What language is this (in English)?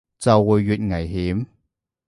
Cantonese